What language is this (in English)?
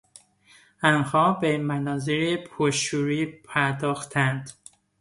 Persian